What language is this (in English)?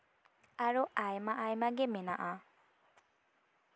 Santali